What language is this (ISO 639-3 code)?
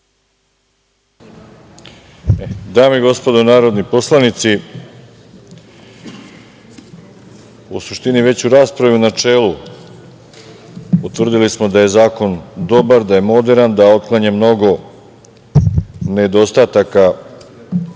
srp